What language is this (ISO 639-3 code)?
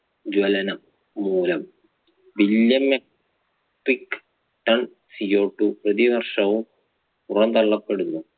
mal